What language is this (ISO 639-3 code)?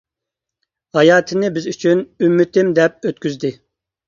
uig